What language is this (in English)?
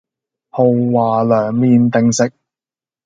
Cantonese